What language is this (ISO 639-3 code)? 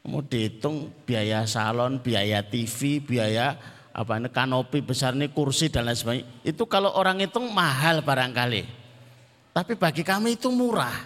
ind